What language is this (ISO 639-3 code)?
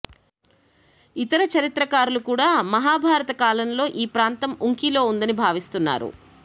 tel